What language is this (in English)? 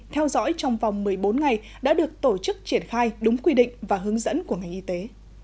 Vietnamese